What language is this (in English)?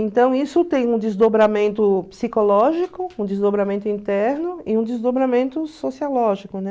Portuguese